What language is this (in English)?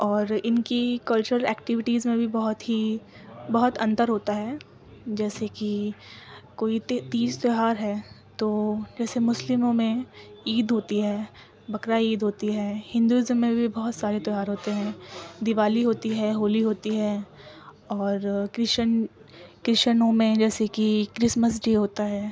Urdu